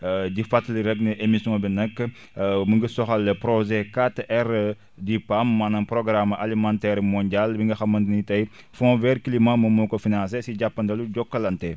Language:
Wolof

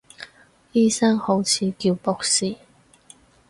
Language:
Cantonese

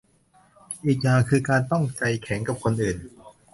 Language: Thai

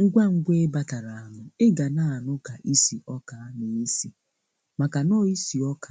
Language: Igbo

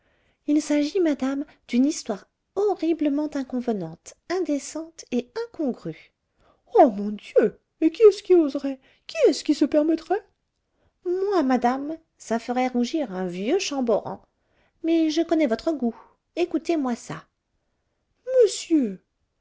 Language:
French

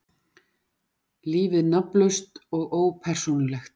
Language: Icelandic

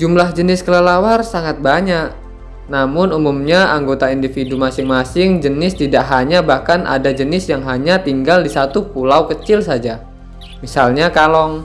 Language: Indonesian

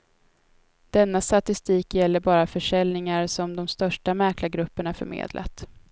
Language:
Swedish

